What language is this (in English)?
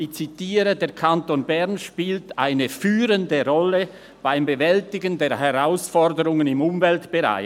Swiss German